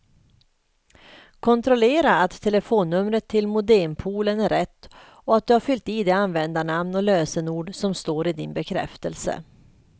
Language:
Swedish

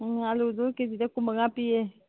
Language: Manipuri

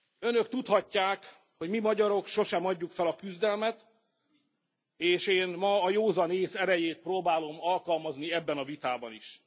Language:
Hungarian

